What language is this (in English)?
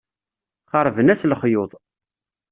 Kabyle